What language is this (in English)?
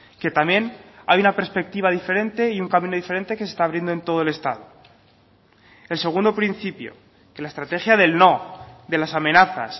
Spanish